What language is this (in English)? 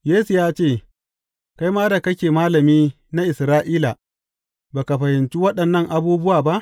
Hausa